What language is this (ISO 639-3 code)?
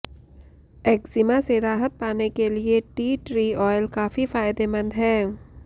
hin